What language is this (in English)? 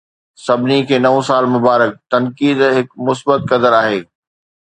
Sindhi